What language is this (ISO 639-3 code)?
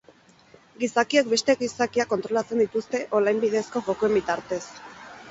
eus